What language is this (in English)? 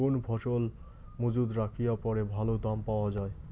Bangla